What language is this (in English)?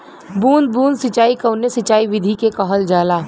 Bhojpuri